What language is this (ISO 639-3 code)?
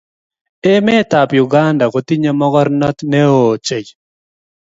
kln